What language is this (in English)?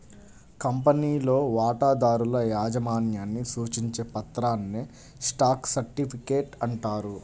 Telugu